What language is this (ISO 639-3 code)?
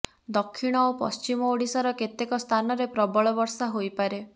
ori